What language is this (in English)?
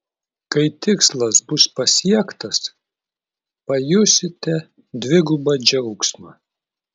Lithuanian